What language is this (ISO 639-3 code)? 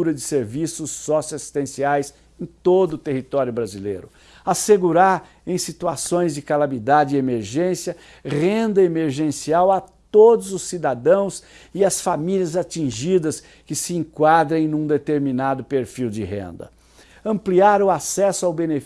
por